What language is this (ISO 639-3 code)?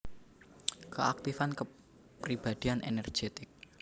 jav